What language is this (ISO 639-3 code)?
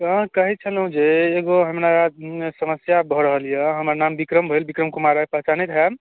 mai